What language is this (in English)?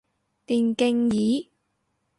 Cantonese